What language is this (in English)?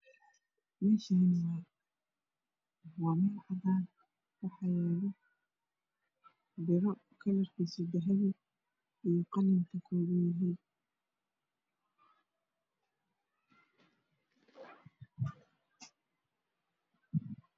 Somali